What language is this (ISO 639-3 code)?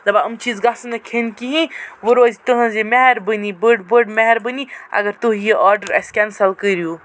kas